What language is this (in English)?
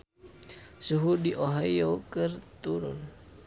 Sundanese